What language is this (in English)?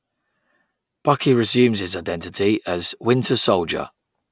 English